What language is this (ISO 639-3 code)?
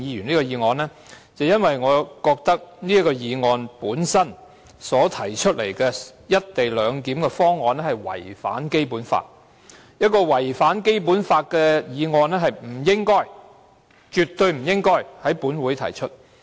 yue